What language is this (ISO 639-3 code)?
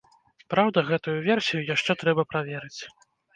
bel